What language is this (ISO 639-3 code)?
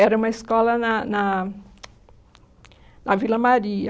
por